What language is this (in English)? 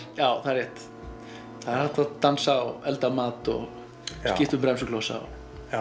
Icelandic